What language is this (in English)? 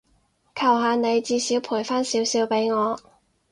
Cantonese